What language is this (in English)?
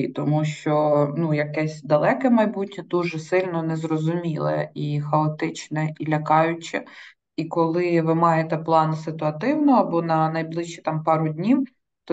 Ukrainian